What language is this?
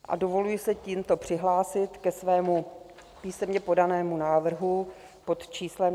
Czech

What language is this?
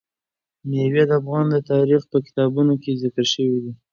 Pashto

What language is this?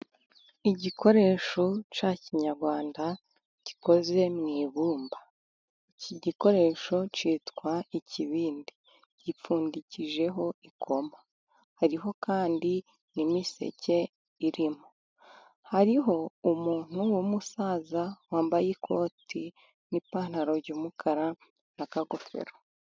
Kinyarwanda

